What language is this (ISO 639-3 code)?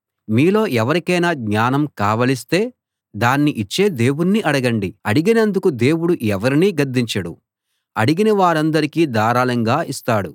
tel